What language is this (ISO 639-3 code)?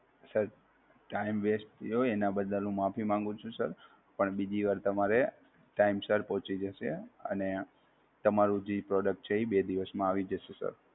guj